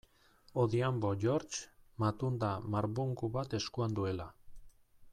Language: Basque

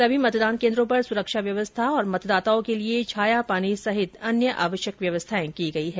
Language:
Hindi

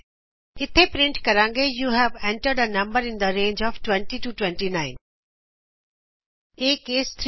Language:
Punjabi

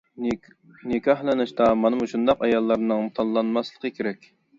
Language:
Uyghur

